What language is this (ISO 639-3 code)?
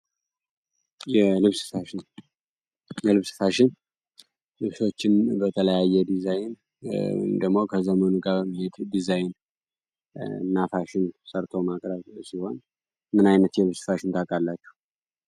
amh